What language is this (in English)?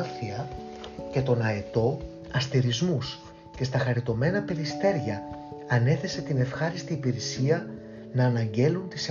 Greek